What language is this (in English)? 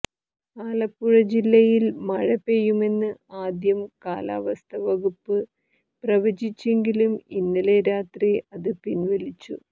Malayalam